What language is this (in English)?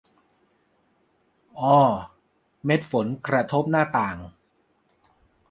Thai